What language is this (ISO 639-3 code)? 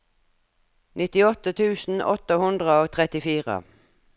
nor